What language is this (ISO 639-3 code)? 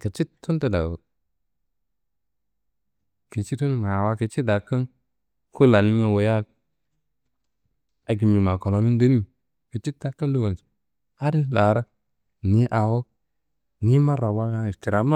kbl